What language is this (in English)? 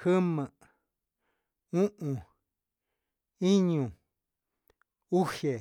Huitepec Mixtec